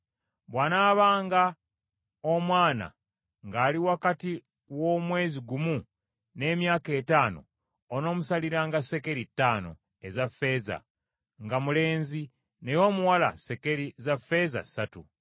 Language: Ganda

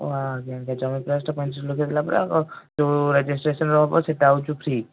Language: Odia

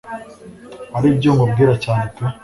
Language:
Kinyarwanda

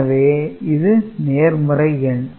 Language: Tamil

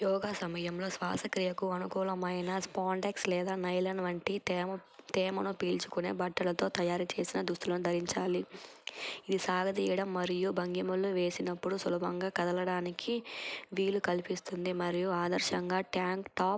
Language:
Telugu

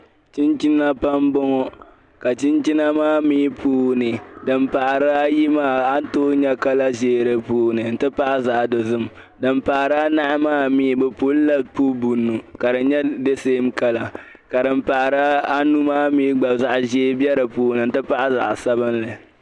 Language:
Dagbani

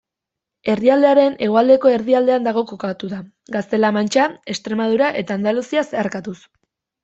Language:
Basque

